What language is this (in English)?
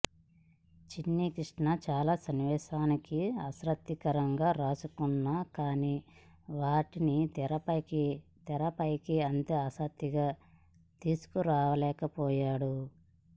Telugu